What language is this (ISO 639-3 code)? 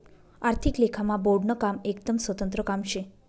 mar